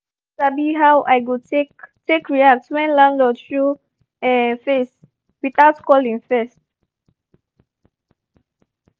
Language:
Nigerian Pidgin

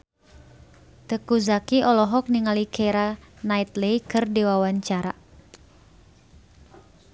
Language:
Sundanese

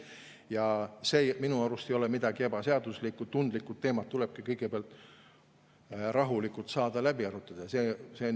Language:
Estonian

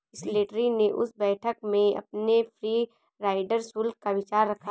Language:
Hindi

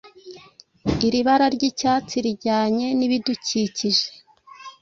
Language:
Kinyarwanda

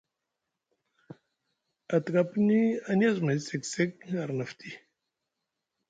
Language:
Musgu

